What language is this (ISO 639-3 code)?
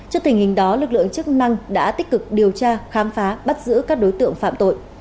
vie